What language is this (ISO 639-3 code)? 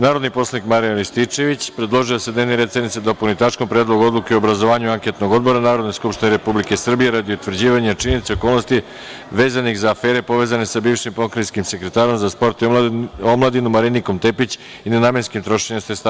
srp